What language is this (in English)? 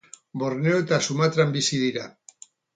Basque